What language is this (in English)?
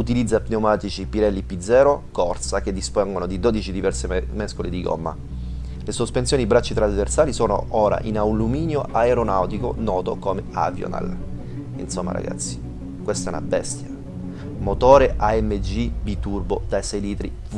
Italian